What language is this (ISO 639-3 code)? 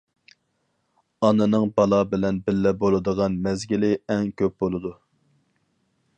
uig